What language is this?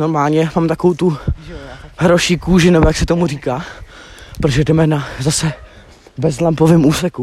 Czech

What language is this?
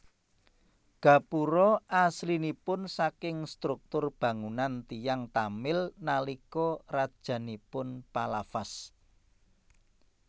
Javanese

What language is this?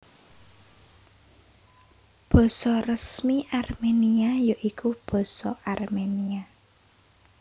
Javanese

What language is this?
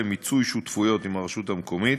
Hebrew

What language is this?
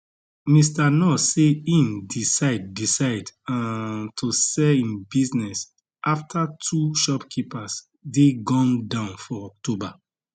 Nigerian Pidgin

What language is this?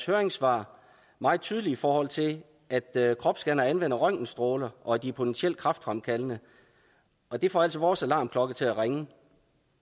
Danish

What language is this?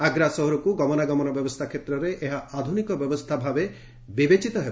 Odia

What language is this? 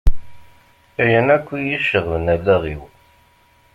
Kabyle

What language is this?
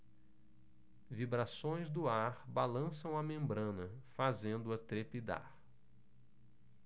Portuguese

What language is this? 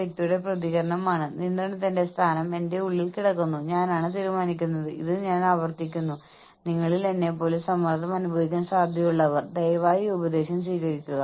Malayalam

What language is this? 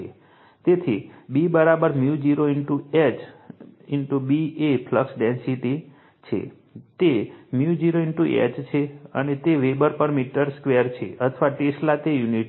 Gujarati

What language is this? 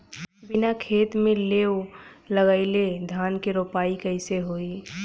Bhojpuri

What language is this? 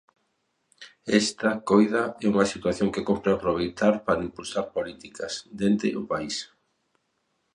Galician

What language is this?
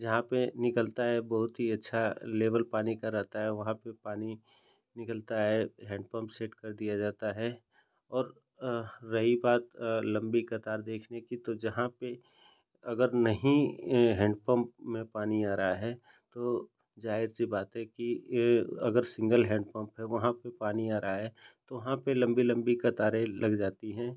Hindi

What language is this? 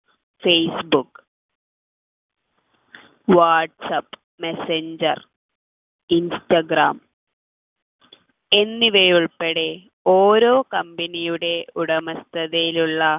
Malayalam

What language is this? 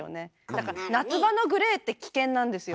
Japanese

